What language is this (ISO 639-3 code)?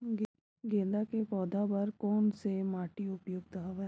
hne